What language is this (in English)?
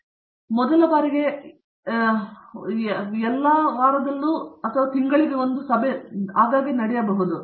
Kannada